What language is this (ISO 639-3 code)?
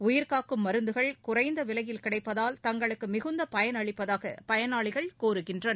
tam